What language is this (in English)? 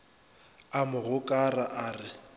Northern Sotho